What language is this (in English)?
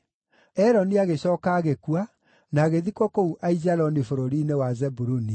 Kikuyu